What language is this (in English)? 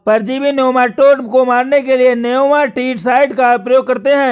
Hindi